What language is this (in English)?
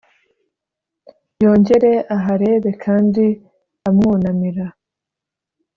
Kinyarwanda